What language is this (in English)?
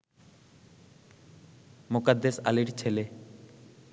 Bangla